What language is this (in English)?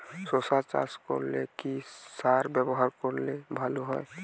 Bangla